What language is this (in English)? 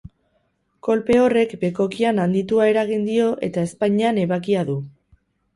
Basque